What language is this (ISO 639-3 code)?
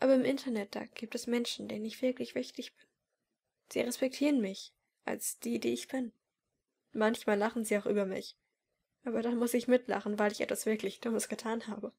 deu